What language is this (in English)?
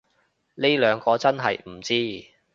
Cantonese